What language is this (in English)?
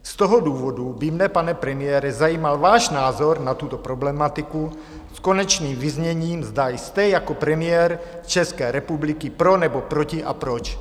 Czech